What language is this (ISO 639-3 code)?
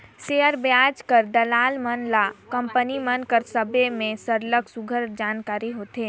hne